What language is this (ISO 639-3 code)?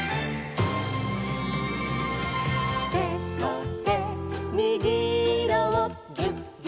jpn